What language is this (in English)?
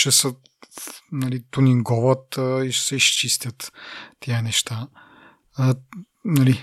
Bulgarian